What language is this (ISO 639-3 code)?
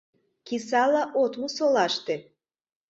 chm